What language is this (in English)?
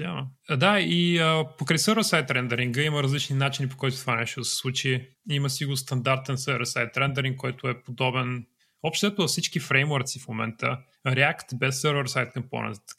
Bulgarian